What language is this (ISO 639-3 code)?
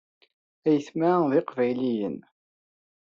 kab